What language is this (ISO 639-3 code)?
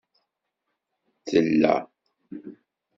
kab